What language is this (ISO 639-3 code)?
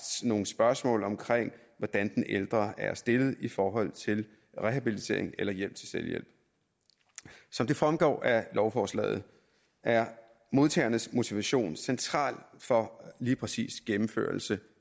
dan